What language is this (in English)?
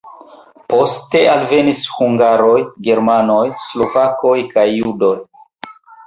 Esperanto